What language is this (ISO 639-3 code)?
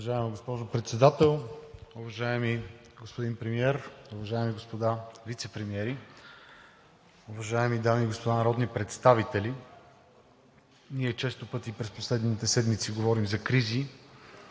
bul